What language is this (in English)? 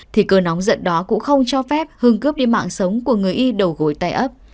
Vietnamese